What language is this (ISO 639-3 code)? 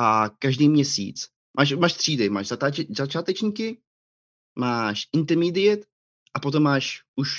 ces